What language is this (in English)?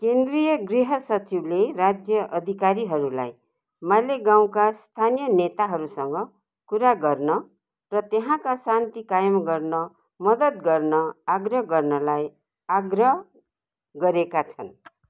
Nepali